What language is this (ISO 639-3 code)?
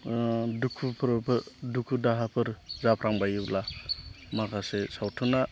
brx